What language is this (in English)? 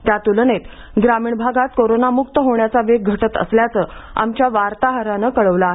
Marathi